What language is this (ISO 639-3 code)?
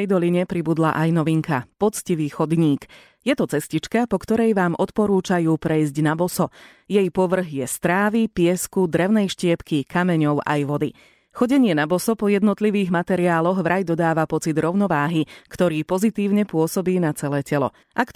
slk